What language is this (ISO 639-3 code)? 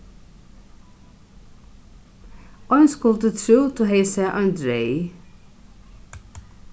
fao